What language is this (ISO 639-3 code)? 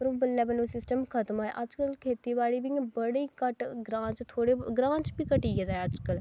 doi